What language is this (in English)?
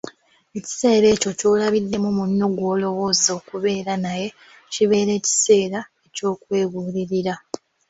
Ganda